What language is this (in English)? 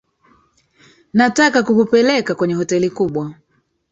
Swahili